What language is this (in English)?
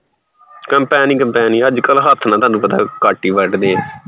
Punjabi